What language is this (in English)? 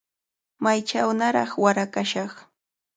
Cajatambo North Lima Quechua